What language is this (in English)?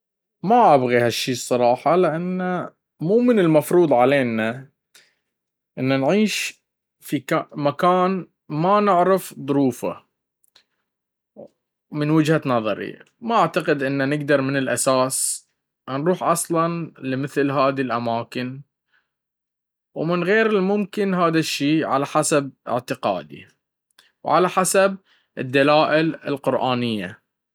Baharna Arabic